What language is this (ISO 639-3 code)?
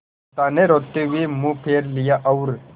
hin